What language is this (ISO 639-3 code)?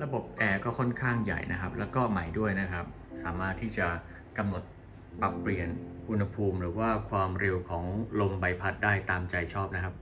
tha